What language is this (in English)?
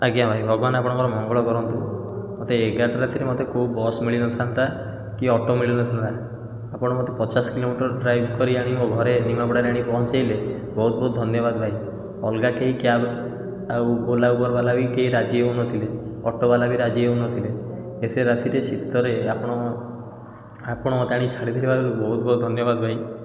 Odia